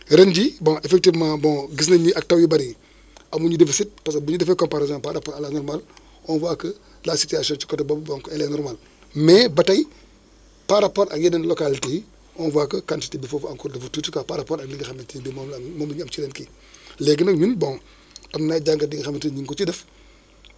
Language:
Wolof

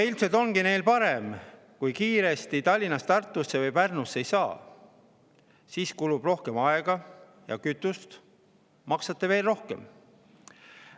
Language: Estonian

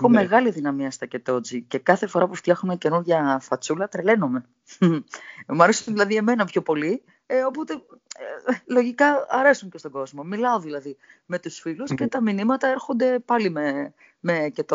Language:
Greek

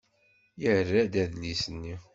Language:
Kabyle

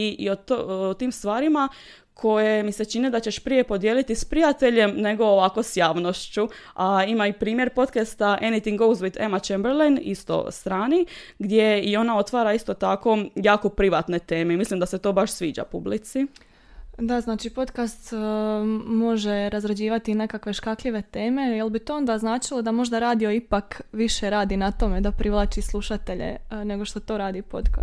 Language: Croatian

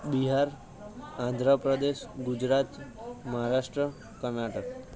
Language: Gujarati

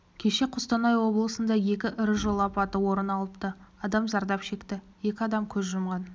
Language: Kazakh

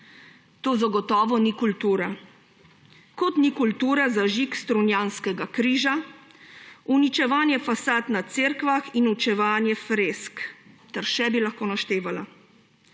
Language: Slovenian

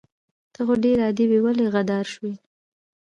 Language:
Pashto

